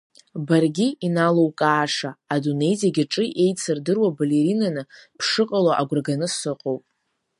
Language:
Abkhazian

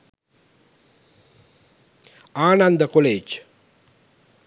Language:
Sinhala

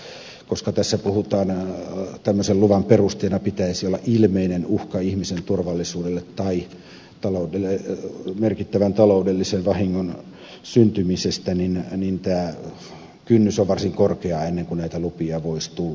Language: Finnish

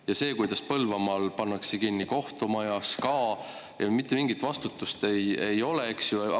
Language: Estonian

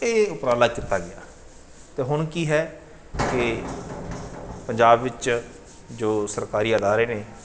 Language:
Punjabi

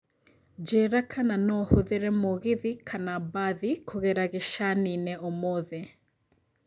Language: Kikuyu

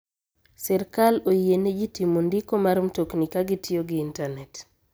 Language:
Luo (Kenya and Tanzania)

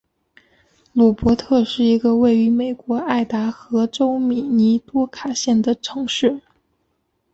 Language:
Chinese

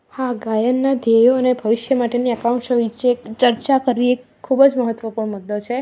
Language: Gujarati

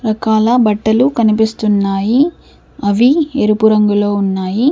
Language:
Telugu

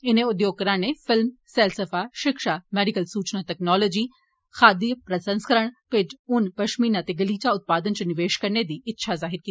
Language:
Dogri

